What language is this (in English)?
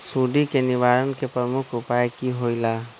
Magahi